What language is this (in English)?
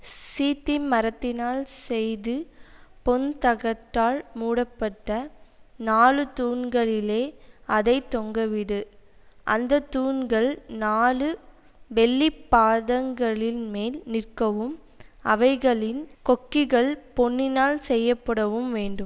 Tamil